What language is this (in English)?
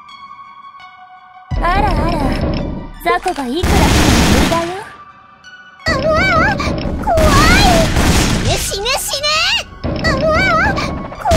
Japanese